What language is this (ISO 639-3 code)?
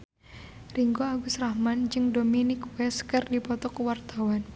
sun